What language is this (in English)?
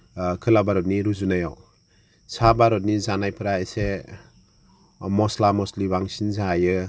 Bodo